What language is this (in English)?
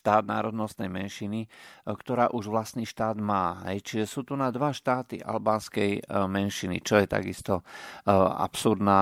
Slovak